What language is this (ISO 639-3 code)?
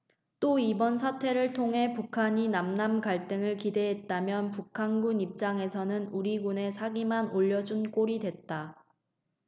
kor